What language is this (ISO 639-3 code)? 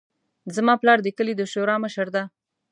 pus